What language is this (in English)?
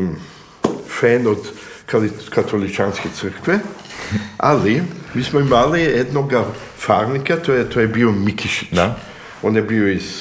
Croatian